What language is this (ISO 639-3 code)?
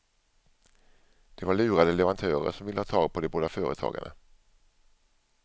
swe